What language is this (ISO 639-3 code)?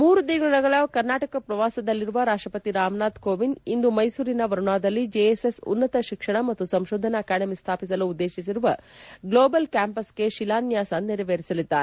kan